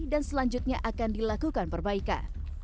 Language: Indonesian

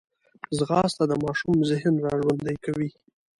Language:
Pashto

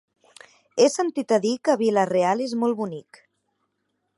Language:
Catalan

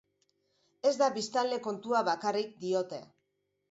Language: Basque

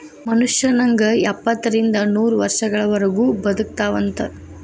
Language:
Kannada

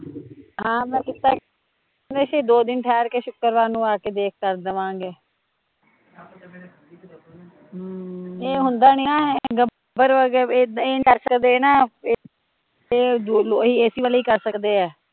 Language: Punjabi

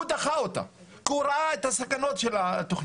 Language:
Hebrew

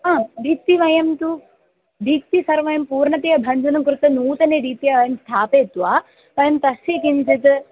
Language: Sanskrit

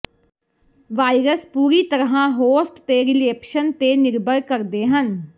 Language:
Punjabi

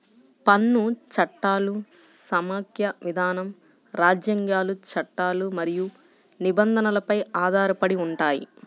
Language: Telugu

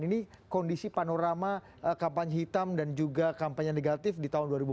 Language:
Indonesian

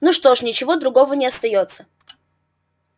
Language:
Russian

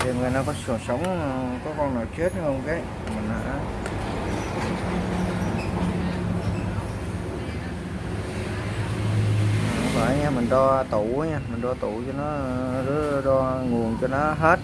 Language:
Vietnamese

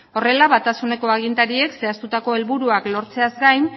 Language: Basque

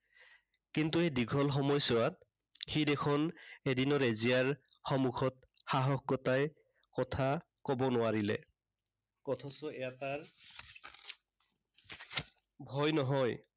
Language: Assamese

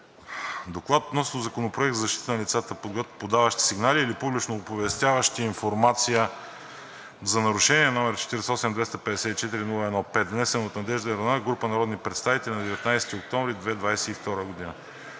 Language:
Bulgarian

